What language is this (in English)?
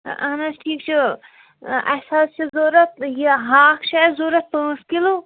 Kashmiri